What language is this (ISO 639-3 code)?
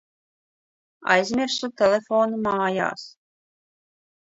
lav